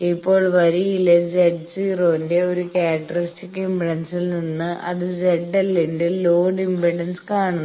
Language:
Malayalam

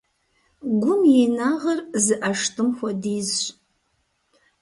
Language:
Kabardian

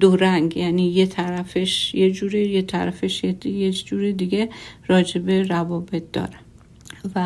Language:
Persian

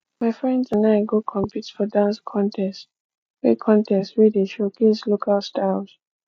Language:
Nigerian Pidgin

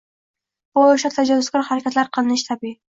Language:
Uzbek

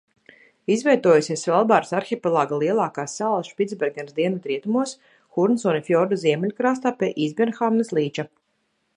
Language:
Latvian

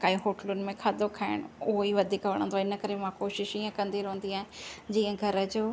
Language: Sindhi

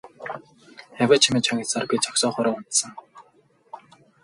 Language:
Mongolian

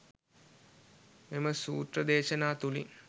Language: Sinhala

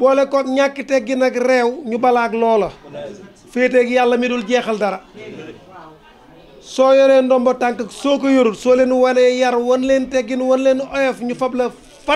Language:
Arabic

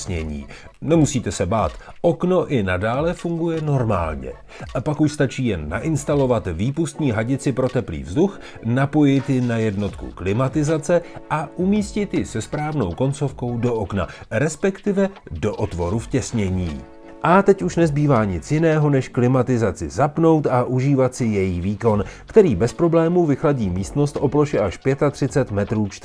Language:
Czech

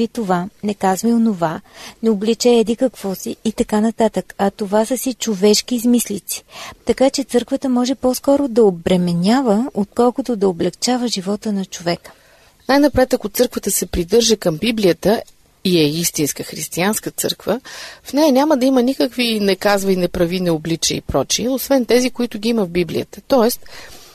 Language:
Bulgarian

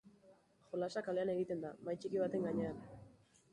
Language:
Basque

